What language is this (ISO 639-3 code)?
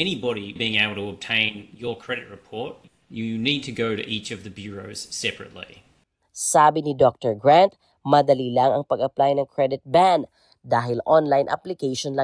fil